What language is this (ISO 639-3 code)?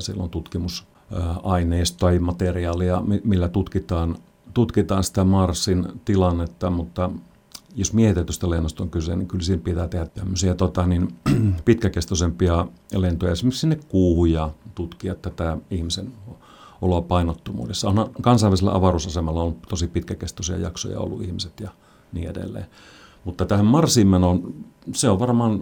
fin